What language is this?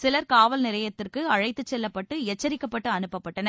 Tamil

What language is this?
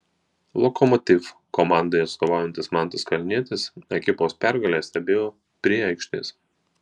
Lithuanian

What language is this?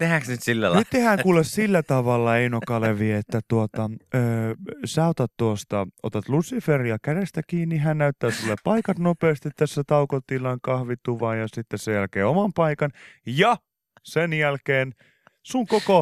Finnish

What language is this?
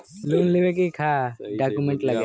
Bhojpuri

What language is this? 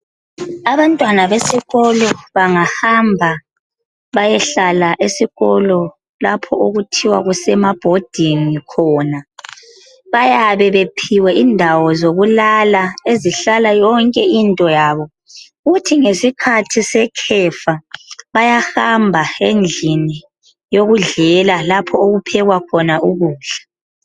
North Ndebele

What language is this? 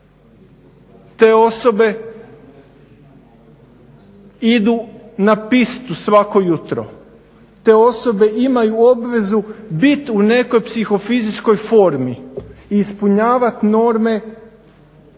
Croatian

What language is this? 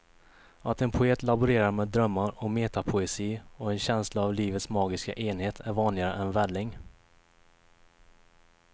Swedish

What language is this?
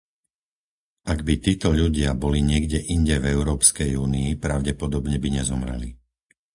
Slovak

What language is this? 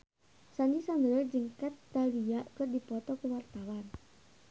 Sundanese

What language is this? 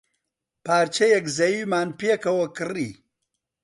Central Kurdish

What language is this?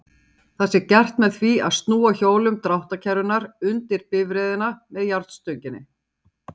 Icelandic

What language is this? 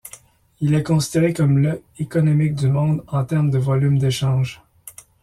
French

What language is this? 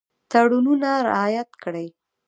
Pashto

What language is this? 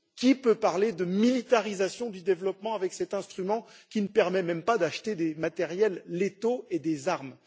French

